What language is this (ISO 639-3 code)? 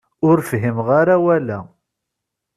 kab